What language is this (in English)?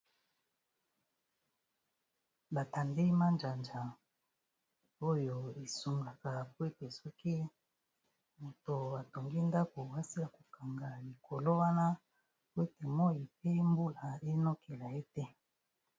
Lingala